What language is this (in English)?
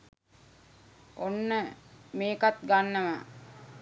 Sinhala